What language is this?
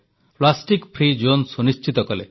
Odia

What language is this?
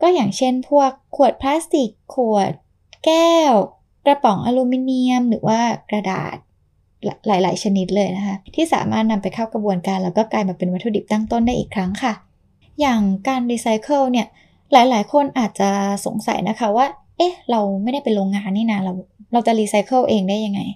Thai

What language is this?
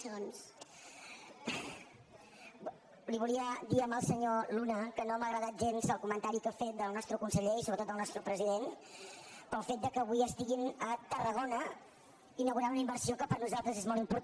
Catalan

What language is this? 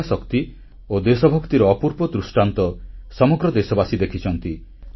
Odia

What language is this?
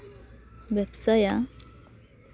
Santali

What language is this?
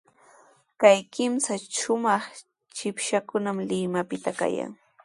Sihuas Ancash Quechua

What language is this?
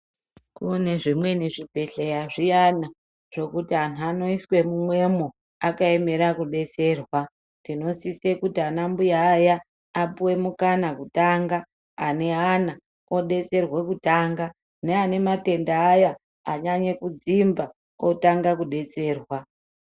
Ndau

